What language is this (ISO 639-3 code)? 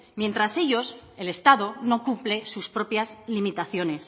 spa